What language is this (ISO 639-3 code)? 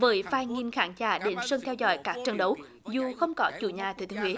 vie